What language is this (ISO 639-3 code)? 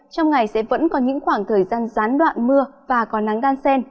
vie